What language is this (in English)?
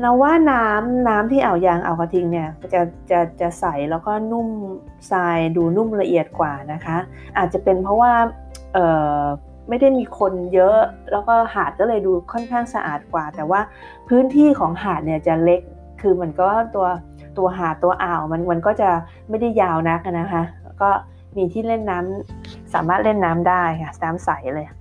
Thai